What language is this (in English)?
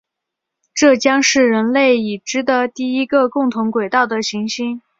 Chinese